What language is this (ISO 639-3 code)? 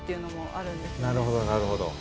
jpn